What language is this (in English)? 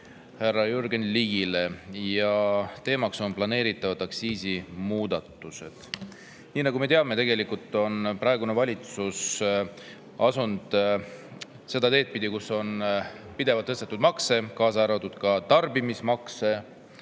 Estonian